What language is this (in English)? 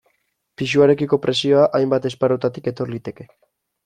Basque